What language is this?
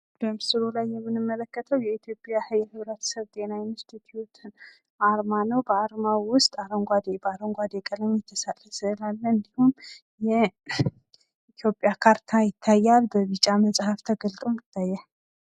Amharic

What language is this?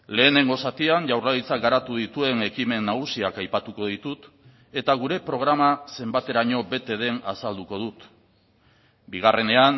Basque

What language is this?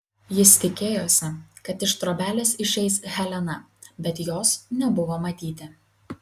Lithuanian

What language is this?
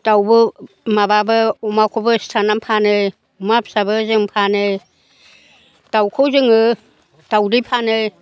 Bodo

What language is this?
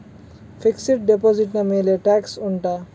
Kannada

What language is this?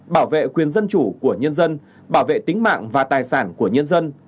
Vietnamese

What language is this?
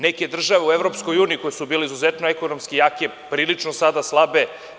Serbian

